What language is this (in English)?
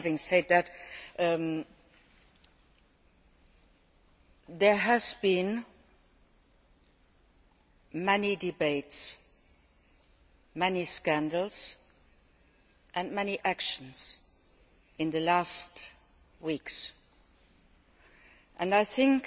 English